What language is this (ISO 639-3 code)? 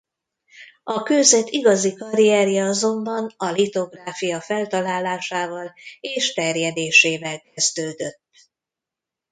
hun